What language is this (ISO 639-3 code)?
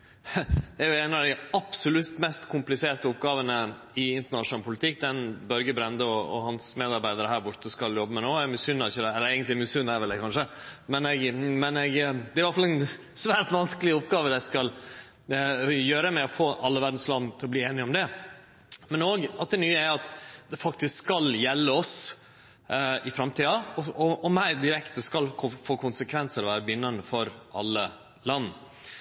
nno